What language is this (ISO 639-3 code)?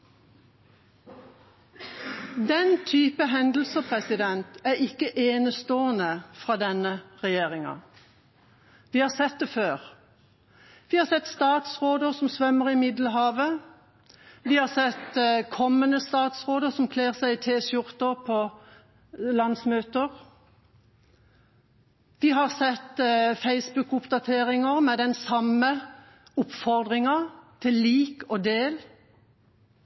nob